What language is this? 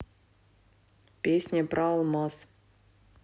Russian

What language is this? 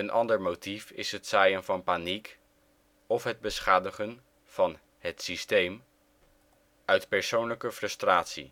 Dutch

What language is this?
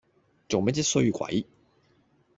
Cantonese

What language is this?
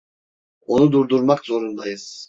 Turkish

